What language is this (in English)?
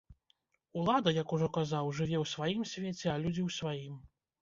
Belarusian